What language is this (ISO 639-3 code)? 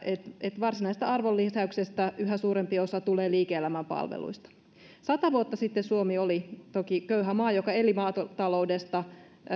fin